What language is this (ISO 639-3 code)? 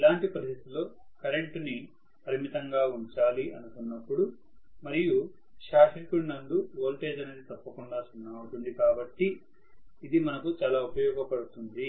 tel